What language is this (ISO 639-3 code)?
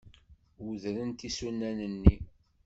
kab